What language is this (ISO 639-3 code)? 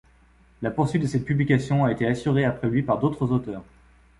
fra